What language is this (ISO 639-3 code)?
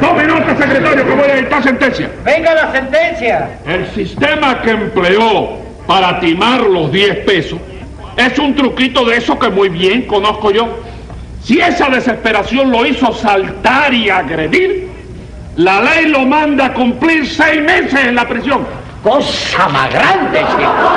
spa